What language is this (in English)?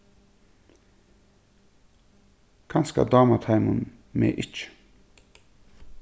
Faroese